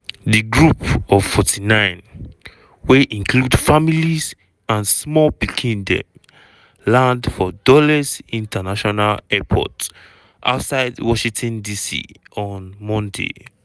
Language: Nigerian Pidgin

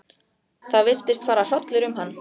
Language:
Icelandic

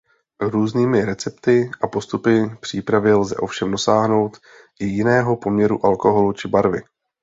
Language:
Czech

